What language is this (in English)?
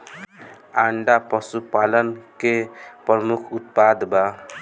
Bhojpuri